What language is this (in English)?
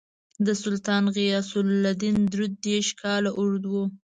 Pashto